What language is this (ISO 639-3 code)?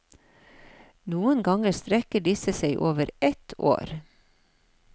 nor